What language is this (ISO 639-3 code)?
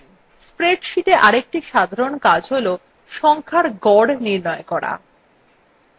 ben